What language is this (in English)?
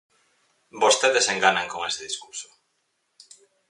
Galician